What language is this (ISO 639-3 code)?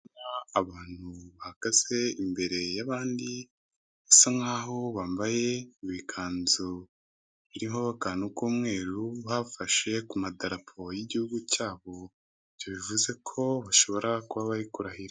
kin